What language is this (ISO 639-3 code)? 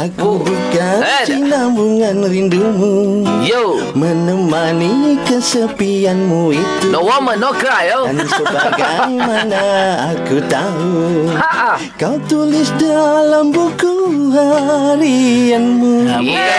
msa